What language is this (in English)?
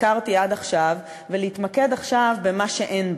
Hebrew